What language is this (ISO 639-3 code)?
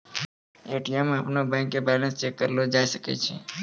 mai